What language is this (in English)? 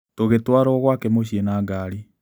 Kikuyu